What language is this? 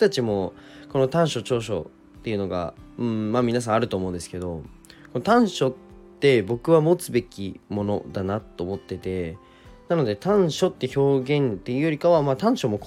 Japanese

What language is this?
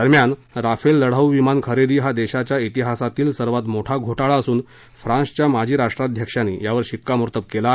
Marathi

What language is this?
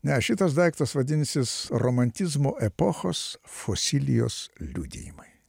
Lithuanian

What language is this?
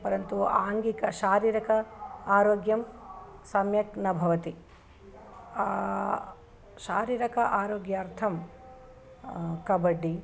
Sanskrit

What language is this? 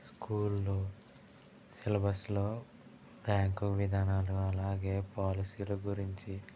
Telugu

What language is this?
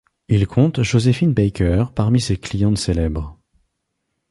French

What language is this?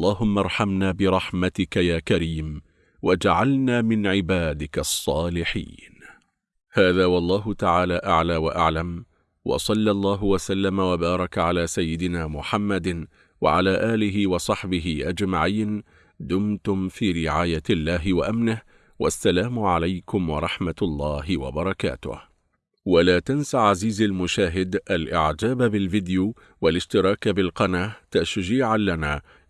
Arabic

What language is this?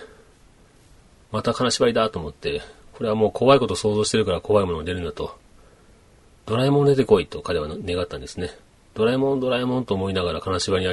Japanese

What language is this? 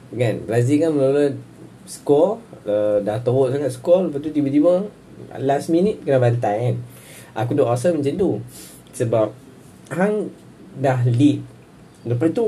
Malay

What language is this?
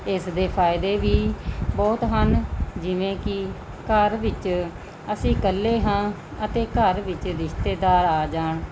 Punjabi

